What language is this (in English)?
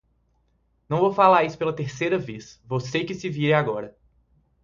Portuguese